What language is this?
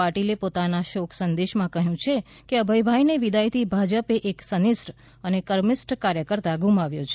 Gujarati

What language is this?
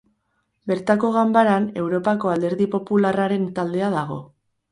Basque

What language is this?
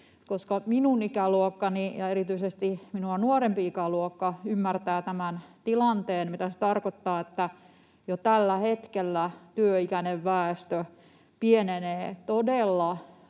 Finnish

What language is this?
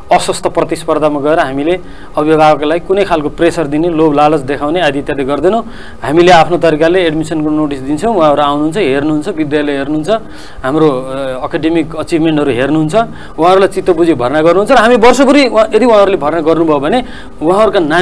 Korean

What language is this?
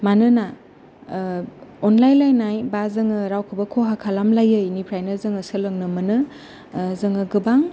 Bodo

